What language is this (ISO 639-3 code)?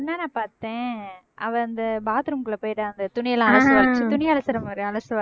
tam